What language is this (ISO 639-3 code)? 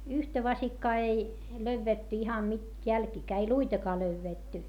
fin